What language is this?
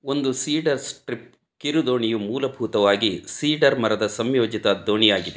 Kannada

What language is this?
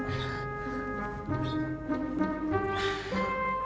Indonesian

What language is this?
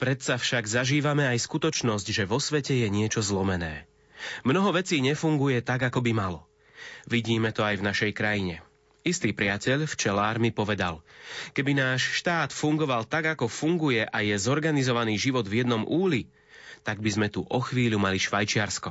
Slovak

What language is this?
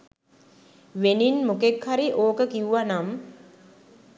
Sinhala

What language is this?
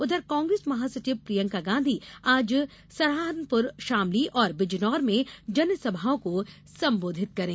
Hindi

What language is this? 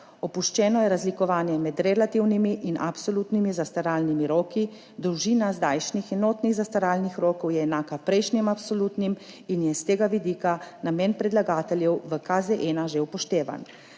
Slovenian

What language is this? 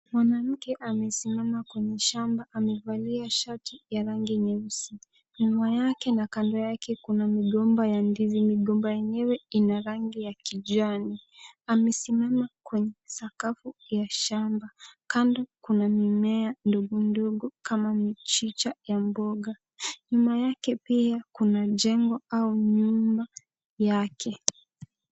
Swahili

